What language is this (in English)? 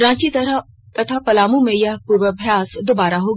Hindi